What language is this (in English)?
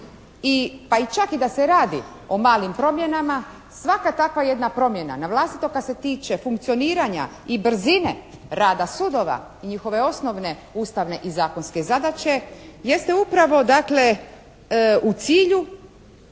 Croatian